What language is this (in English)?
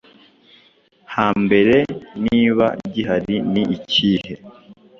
Kinyarwanda